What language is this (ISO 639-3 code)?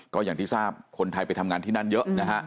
tha